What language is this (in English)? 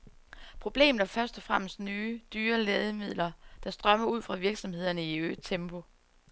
Danish